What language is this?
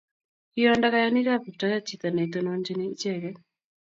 Kalenjin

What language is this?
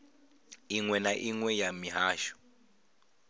Venda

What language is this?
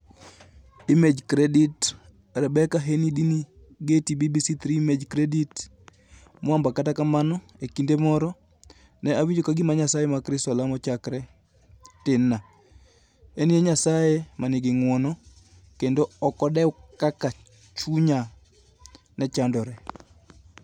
Luo (Kenya and Tanzania)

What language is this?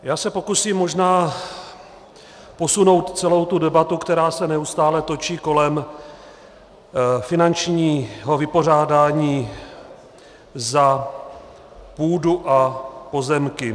Czech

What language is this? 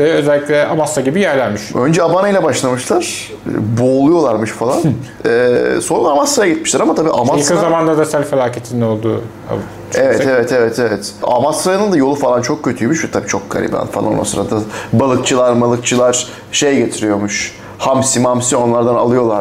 Turkish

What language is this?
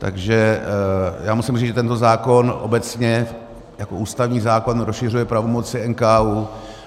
Czech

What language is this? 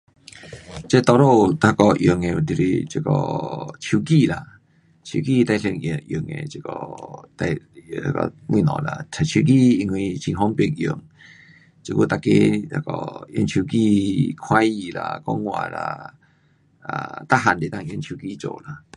Pu-Xian Chinese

